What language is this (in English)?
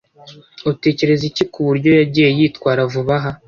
Kinyarwanda